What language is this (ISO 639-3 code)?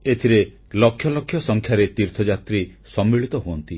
ori